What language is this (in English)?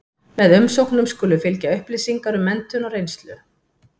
Icelandic